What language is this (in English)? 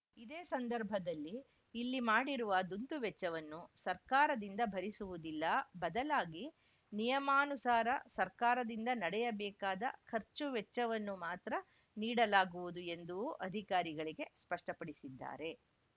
Kannada